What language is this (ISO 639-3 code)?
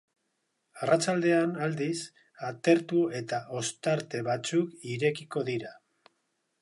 eus